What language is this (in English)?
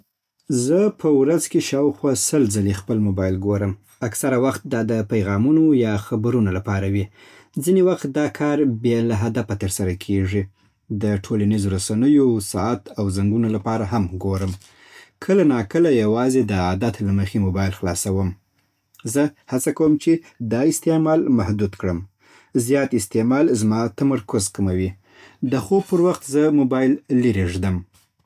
Southern Pashto